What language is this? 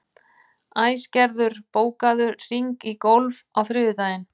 Icelandic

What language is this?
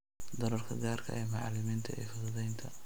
Somali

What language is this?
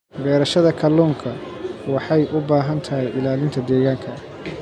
Somali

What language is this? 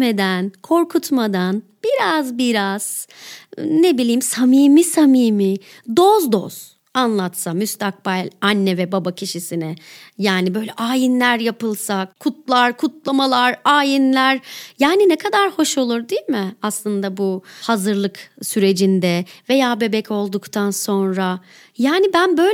Turkish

